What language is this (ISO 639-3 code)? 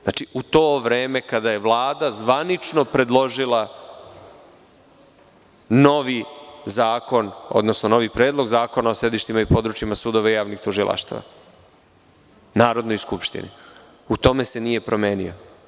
srp